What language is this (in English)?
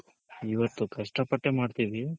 Kannada